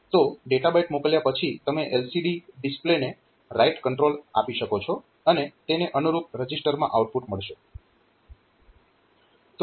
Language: Gujarati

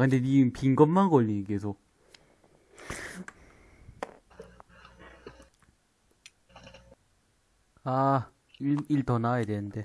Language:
Korean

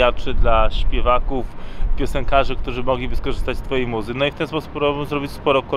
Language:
Polish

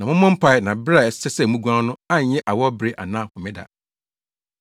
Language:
Akan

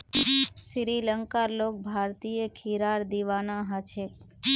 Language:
Magahi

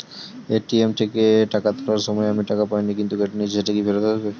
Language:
Bangla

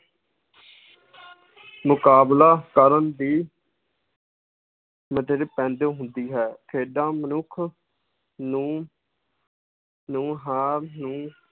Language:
Punjabi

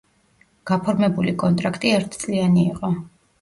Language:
Georgian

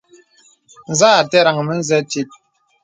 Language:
Bebele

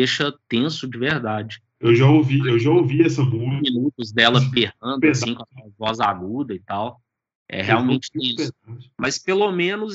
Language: Portuguese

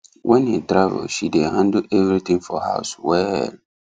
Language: Nigerian Pidgin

